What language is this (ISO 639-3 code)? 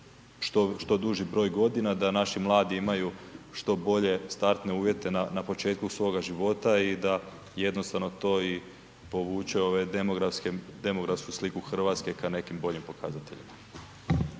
hrv